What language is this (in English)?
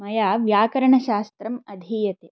Sanskrit